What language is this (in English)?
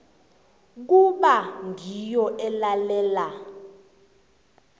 South Ndebele